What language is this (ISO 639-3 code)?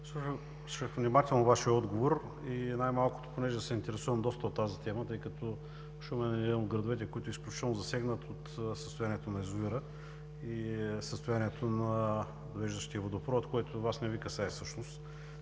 bul